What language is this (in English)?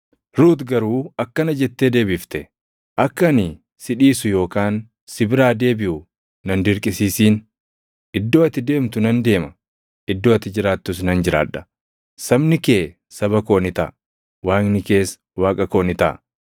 Oromo